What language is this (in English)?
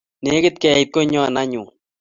Kalenjin